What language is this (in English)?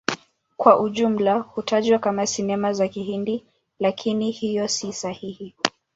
Swahili